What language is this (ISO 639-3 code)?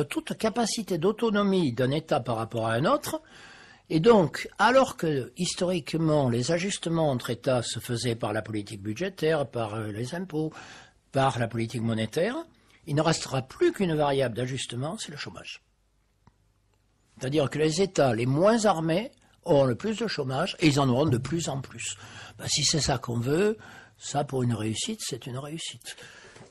fra